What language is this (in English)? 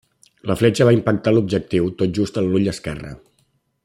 Catalan